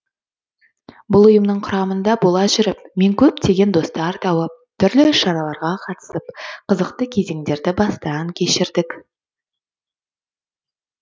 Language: Kazakh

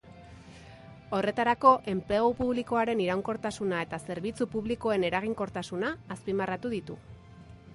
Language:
Basque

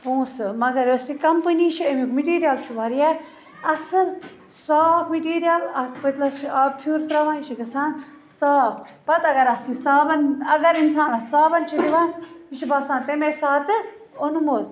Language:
Kashmiri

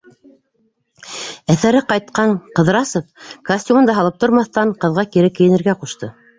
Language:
Bashkir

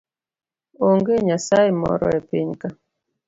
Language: Luo (Kenya and Tanzania)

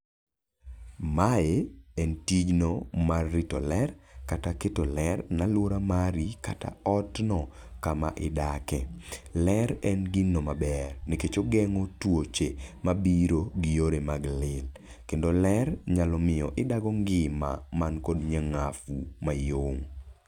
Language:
Luo (Kenya and Tanzania)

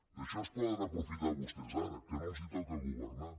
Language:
Catalan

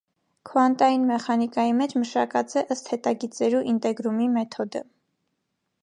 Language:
Armenian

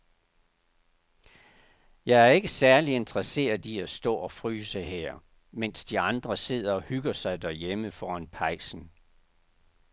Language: Danish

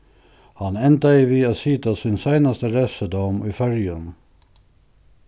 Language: Faroese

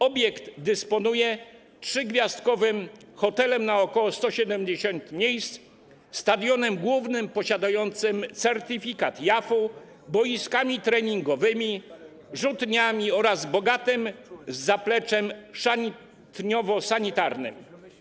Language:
Polish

